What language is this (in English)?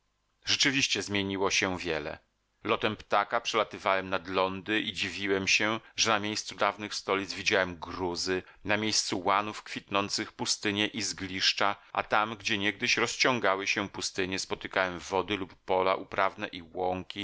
Polish